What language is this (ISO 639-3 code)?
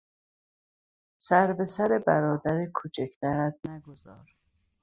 fas